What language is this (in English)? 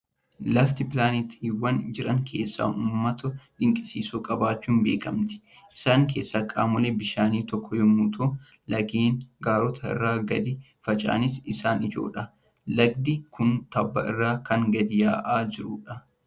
Oromo